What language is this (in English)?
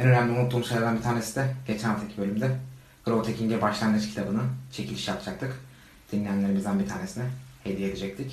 Turkish